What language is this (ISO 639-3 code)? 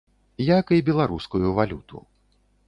bel